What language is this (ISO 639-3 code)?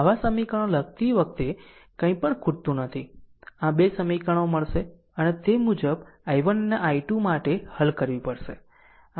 guj